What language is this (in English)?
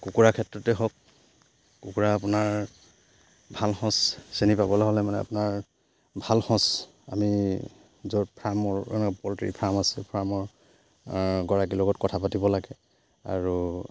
Assamese